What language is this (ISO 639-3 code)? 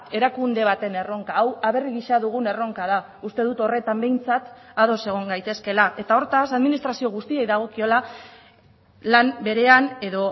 eus